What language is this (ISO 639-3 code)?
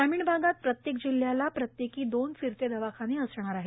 mar